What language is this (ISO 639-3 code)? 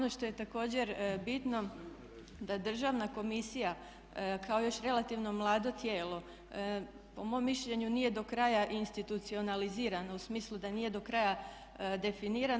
hrv